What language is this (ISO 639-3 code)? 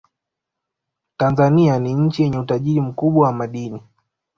swa